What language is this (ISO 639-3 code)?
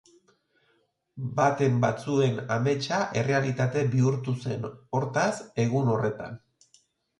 eus